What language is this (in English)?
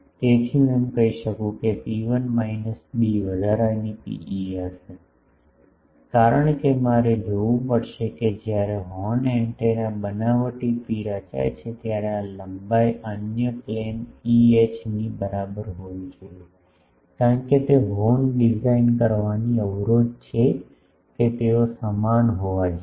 Gujarati